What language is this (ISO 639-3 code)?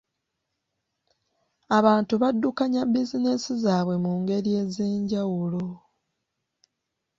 lug